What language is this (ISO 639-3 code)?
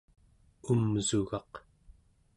esu